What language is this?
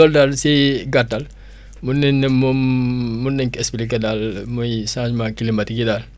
Wolof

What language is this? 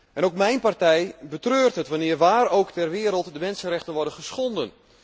Dutch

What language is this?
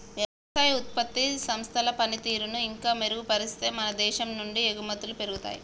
Telugu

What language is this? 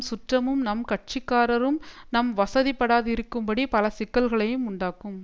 Tamil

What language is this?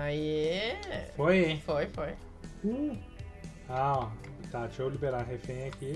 Portuguese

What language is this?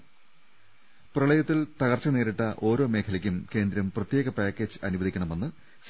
Malayalam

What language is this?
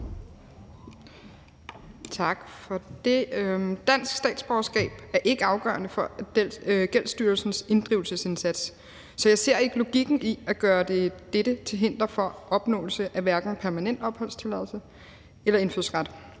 Danish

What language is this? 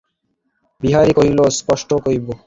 Bangla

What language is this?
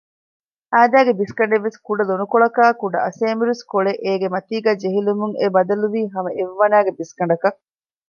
Divehi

